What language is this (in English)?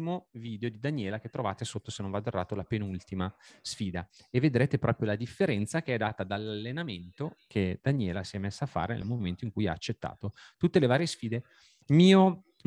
Italian